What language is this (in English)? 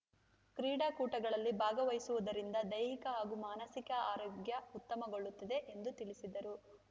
Kannada